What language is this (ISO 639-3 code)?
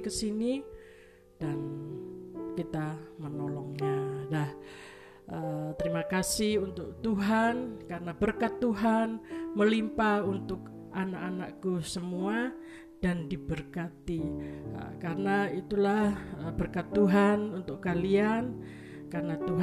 ind